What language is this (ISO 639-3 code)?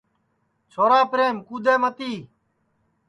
ssi